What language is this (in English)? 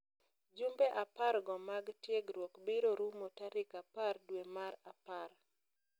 Luo (Kenya and Tanzania)